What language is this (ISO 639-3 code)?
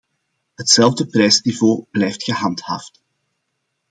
nld